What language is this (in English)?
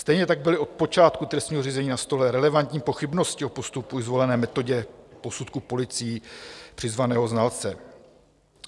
Czech